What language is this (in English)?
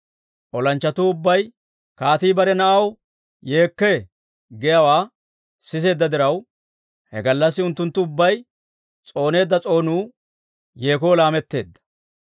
Dawro